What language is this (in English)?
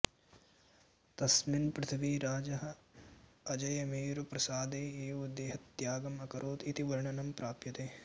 Sanskrit